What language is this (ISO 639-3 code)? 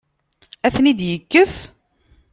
kab